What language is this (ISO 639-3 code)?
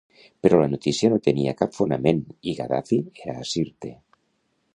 cat